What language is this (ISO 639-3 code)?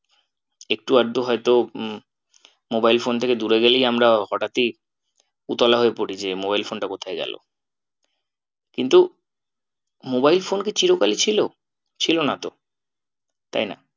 ben